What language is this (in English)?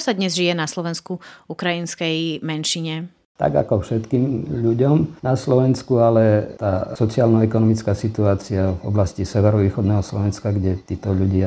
Slovak